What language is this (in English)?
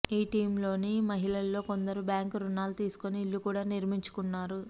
Telugu